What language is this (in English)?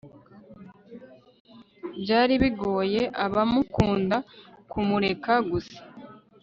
Kinyarwanda